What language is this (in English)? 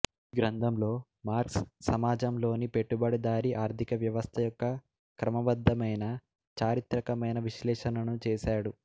Telugu